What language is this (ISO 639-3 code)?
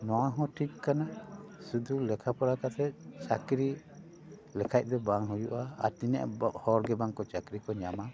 sat